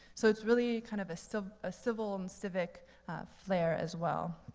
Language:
English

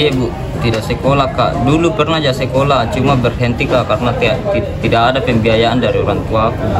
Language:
Indonesian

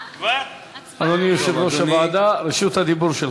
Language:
Hebrew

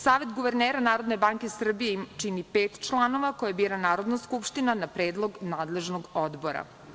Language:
Serbian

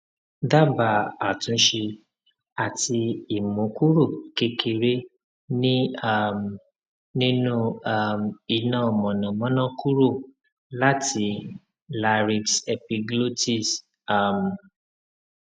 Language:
Yoruba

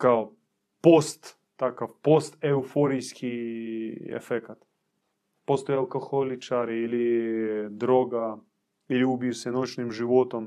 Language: Croatian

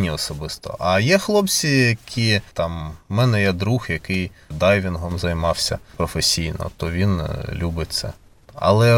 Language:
Ukrainian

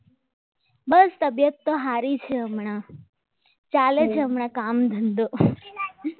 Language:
Gujarati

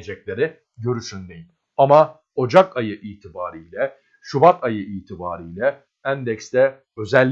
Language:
Turkish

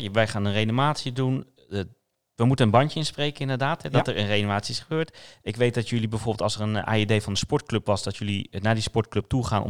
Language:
Dutch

